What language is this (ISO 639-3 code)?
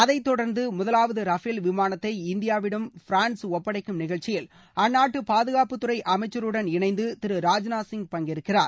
tam